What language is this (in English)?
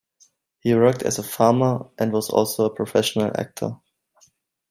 English